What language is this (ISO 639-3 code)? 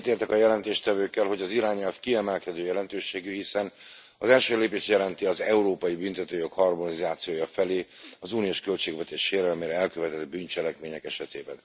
hun